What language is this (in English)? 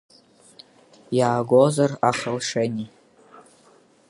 Abkhazian